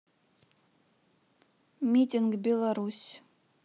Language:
Russian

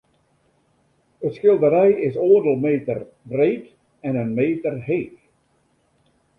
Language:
Western Frisian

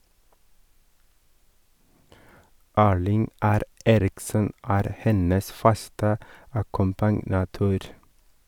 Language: Norwegian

